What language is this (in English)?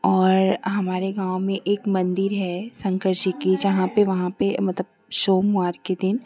Hindi